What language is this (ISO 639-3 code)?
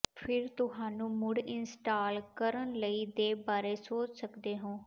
pan